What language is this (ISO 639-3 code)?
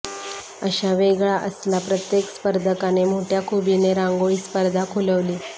mar